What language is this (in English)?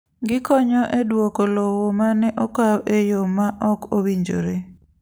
Luo (Kenya and Tanzania)